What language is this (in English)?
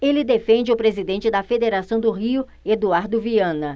Portuguese